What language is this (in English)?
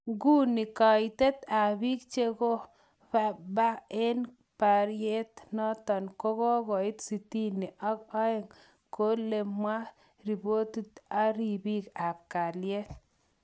Kalenjin